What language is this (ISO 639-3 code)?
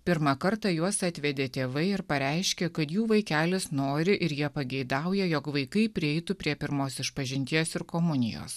lit